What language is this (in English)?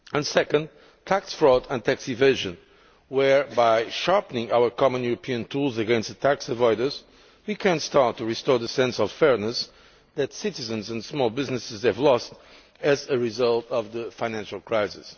English